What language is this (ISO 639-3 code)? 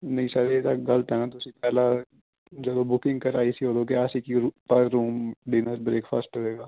pan